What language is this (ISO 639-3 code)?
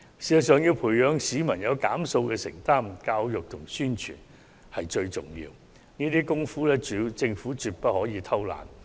yue